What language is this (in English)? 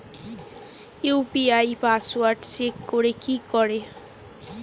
Bangla